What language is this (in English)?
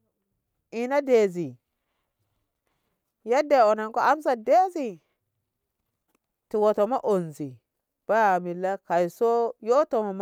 Ngamo